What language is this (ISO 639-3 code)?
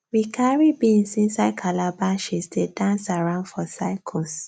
pcm